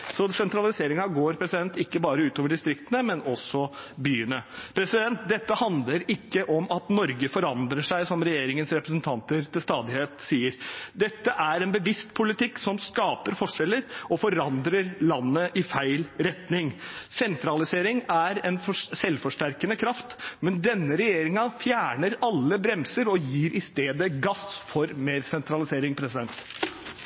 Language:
Norwegian Bokmål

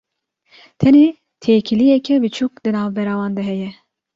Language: Kurdish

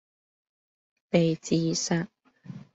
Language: Cantonese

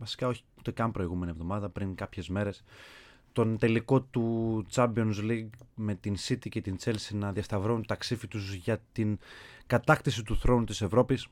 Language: Greek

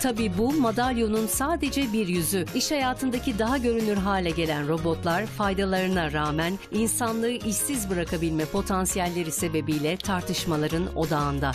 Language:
Turkish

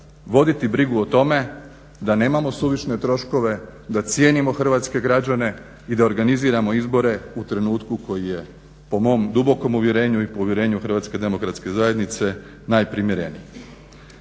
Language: Croatian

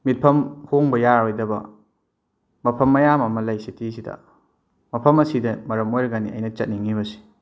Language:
Manipuri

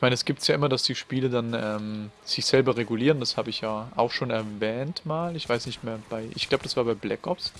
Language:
German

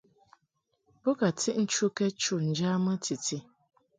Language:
Mungaka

